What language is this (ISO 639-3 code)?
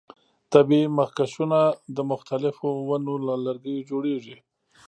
pus